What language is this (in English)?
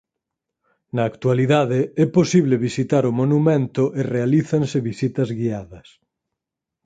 Galician